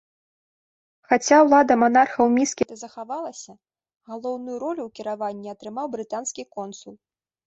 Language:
Belarusian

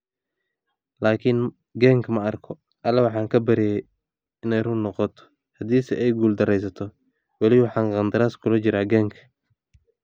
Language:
Somali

